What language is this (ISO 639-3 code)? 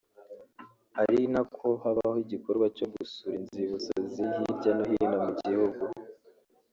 kin